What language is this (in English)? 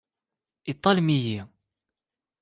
Kabyle